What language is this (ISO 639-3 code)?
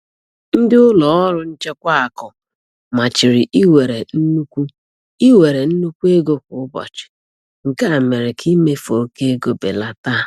ibo